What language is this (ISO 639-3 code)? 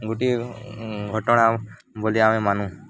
ori